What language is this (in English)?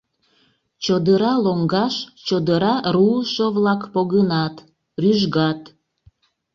Mari